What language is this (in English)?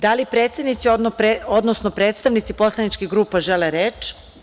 Serbian